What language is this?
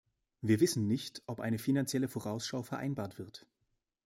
German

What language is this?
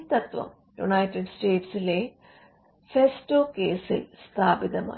Malayalam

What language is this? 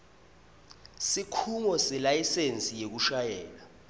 Swati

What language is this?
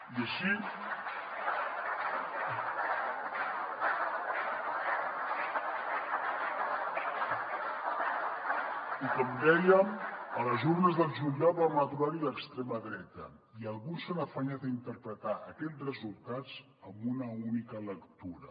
Catalan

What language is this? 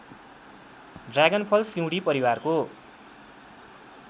Nepali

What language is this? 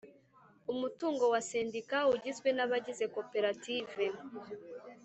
Kinyarwanda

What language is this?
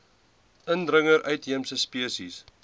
Afrikaans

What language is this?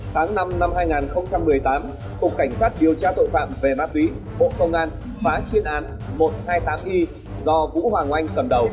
Vietnamese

